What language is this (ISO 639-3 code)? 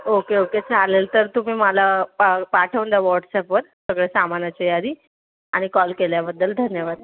mar